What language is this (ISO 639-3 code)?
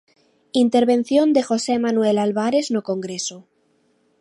glg